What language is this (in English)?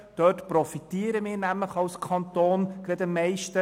Swiss German